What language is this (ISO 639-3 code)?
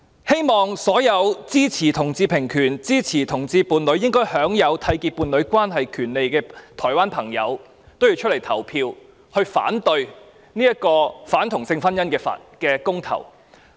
yue